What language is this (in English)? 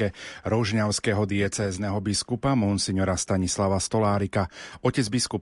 Slovak